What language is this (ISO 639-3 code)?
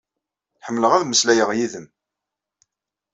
kab